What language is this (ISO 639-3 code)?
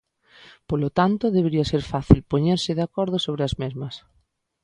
glg